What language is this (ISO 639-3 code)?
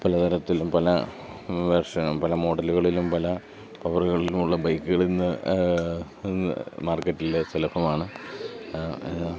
mal